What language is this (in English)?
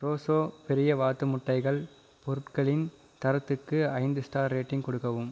Tamil